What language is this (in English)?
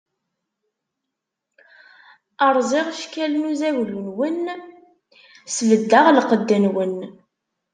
Kabyle